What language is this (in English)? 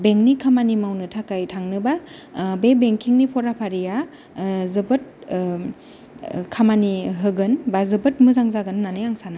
Bodo